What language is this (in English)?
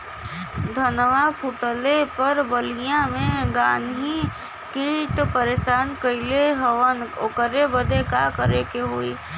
Bhojpuri